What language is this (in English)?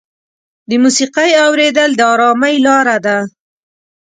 Pashto